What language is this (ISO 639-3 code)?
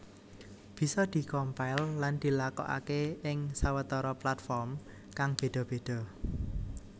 jav